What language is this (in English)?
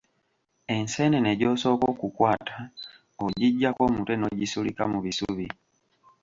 Ganda